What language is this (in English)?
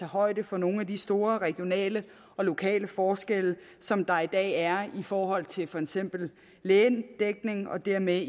Danish